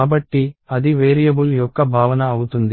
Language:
Telugu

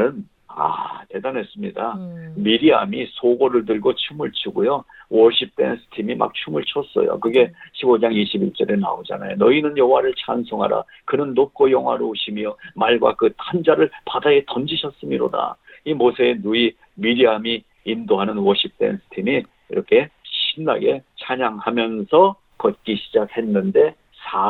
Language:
Korean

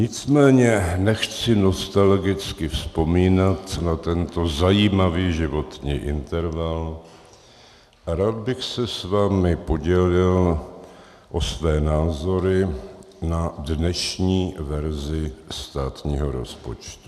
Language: Czech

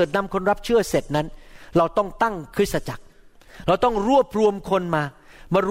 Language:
Thai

